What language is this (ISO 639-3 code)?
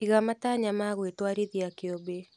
kik